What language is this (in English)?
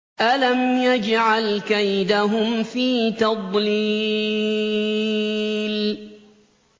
Arabic